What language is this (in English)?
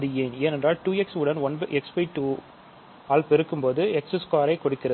Tamil